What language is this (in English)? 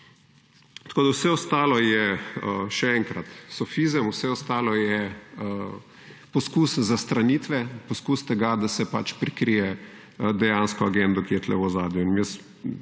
Slovenian